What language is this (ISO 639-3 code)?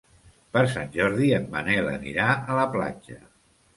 cat